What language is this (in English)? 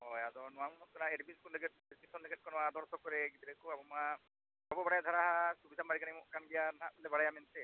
Santali